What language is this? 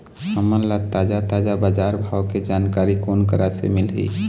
Chhattisgarhi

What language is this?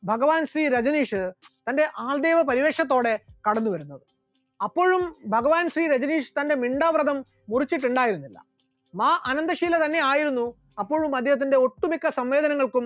Malayalam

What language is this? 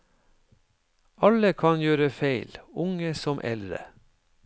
Norwegian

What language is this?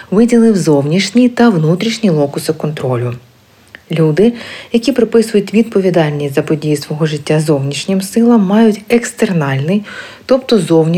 Ukrainian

